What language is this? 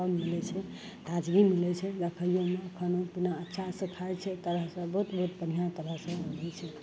Maithili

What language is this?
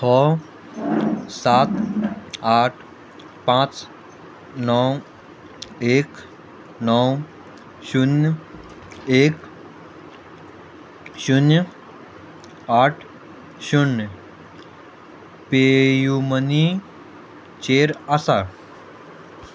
Konkani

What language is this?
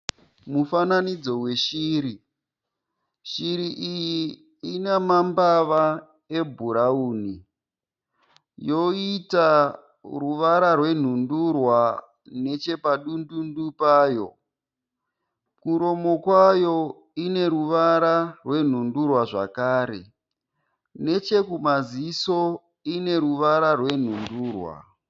Shona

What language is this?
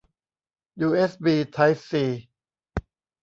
Thai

